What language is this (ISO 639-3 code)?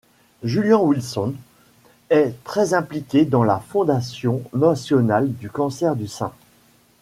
fra